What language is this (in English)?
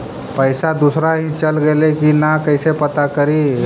Magahi